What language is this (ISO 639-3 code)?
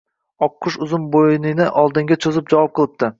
uzb